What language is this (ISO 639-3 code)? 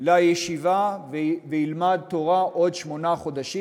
heb